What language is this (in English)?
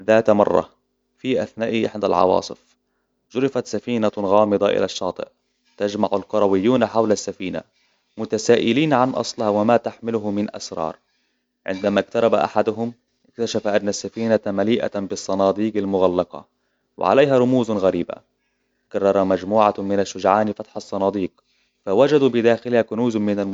Hijazi Arabic